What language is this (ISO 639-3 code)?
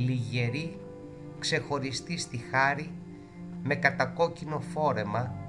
ell